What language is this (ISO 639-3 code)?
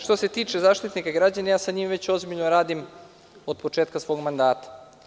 srp